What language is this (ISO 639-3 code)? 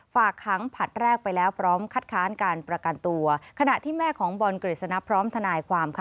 tha